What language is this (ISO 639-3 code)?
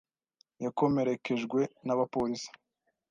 kin